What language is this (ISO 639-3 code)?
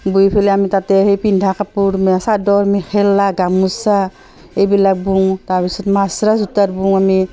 asm